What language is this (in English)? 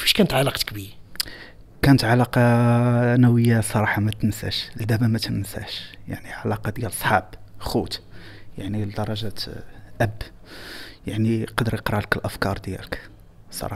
Arabic